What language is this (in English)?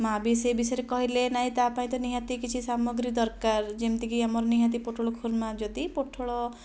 Odia